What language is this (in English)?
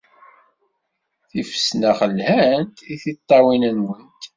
Kabyle